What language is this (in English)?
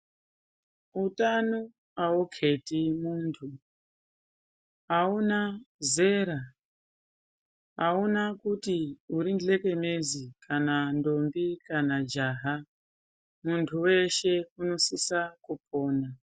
Ndau